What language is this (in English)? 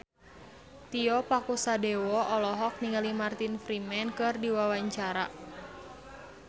Sundanese